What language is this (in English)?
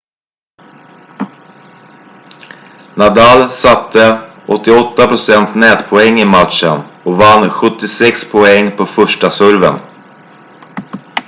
Swedish